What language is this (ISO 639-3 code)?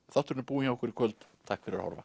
isl